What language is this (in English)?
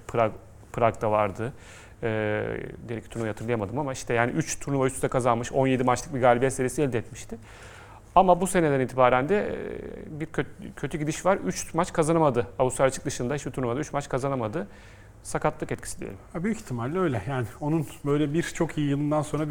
Turkish